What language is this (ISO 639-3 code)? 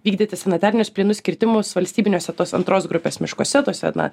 lit